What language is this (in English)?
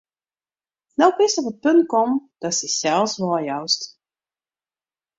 Western Frisian